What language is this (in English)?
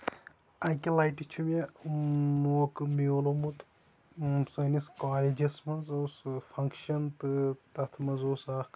Kashmiri